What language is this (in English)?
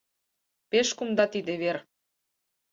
Mari